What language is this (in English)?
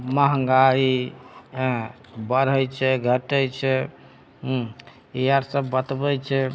Maithili